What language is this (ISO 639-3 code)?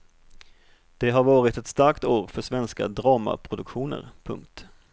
swe